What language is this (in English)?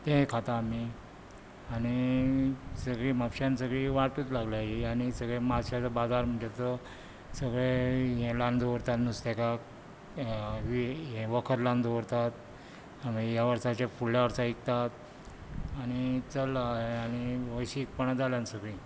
Konkani